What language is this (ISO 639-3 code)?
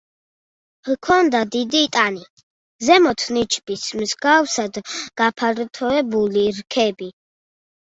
kat